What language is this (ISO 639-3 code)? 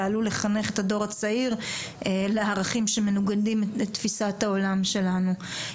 heb